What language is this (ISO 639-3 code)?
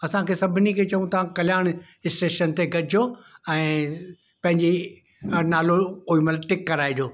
snd